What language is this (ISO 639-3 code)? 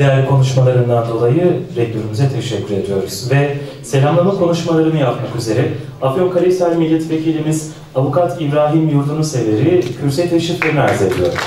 tur